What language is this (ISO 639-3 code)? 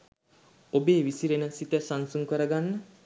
sin